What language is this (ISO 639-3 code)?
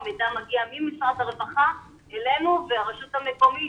heb